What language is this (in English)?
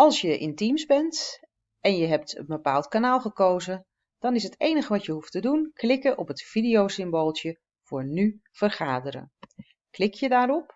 Dutch